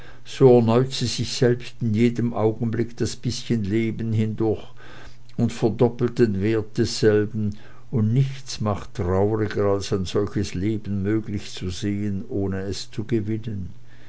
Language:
German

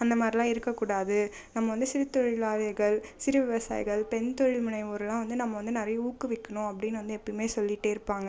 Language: Tamil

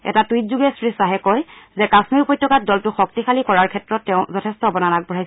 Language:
Assamese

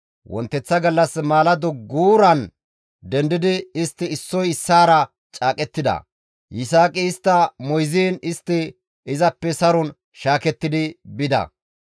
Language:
Gamo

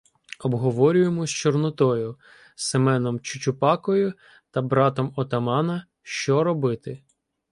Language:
Ukrainian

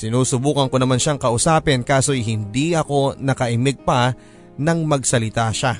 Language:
Filipino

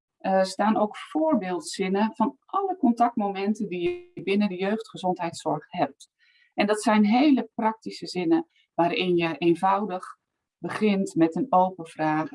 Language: Dutch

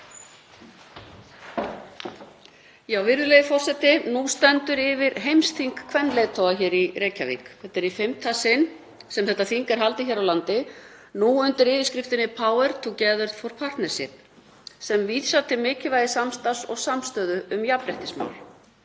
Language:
Icelandic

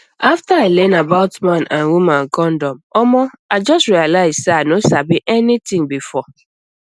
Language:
Nigerian Pidgin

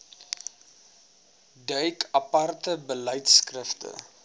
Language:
Afrikaans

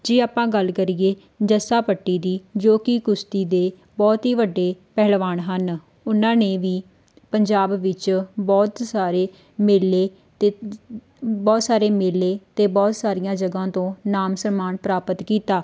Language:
Punjabi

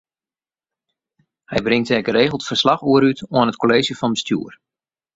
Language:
Western Frisian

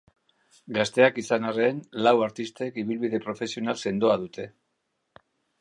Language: Basque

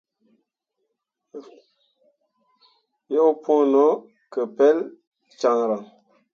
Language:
Mundang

